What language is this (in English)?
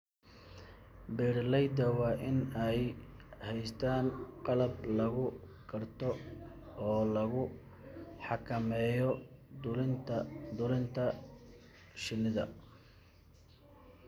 Somali